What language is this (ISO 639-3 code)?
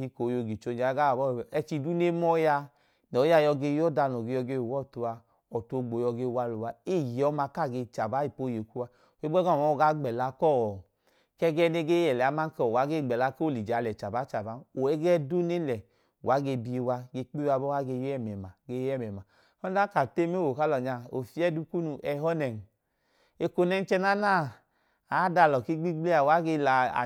idu